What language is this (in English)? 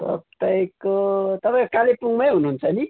Nepali